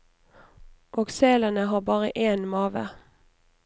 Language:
Norwegian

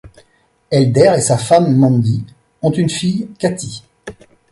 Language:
French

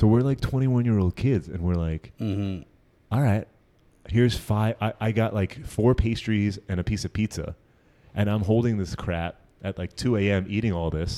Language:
English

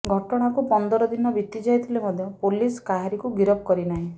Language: Odia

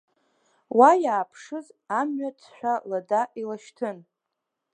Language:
Abkhazian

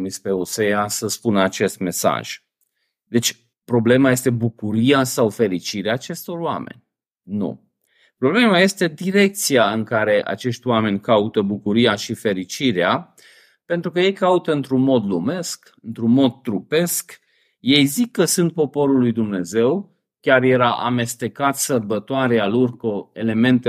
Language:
Romanian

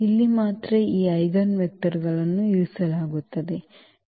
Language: Kannada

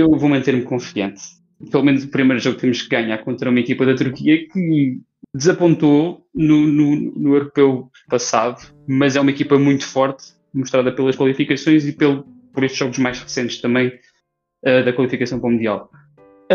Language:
Portuguese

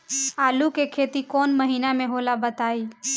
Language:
Bhojpuri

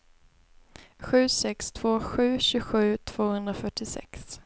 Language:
Swedish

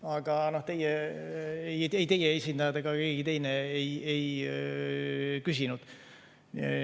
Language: Estonian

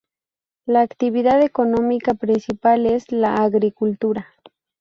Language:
Spanish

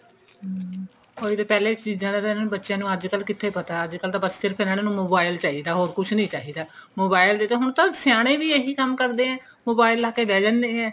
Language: Punjabi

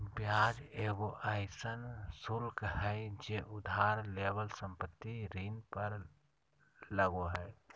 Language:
Magahi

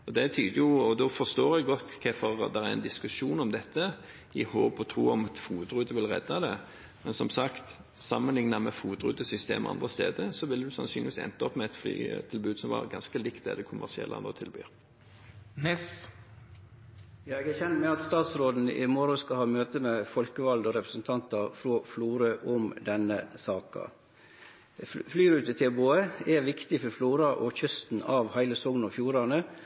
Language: Norwegian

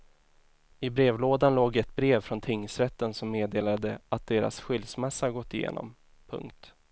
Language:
Swedish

